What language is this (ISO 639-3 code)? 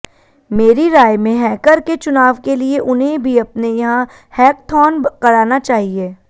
hin